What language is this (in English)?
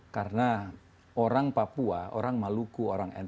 Indonesian